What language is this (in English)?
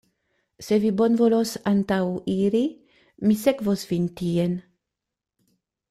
Esperanto